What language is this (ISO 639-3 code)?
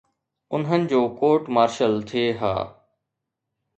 snd